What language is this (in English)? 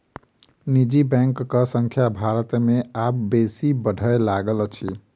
Maithili